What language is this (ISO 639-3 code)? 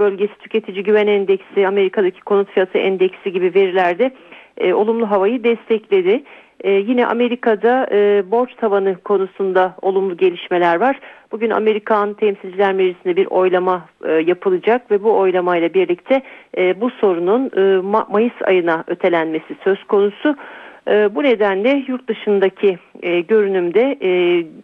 tur